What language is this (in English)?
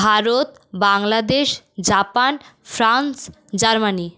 Bangla